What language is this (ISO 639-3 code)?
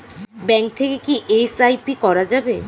ben